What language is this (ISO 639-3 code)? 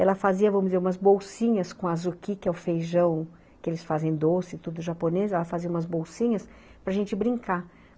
por